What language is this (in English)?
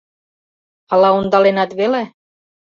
Mari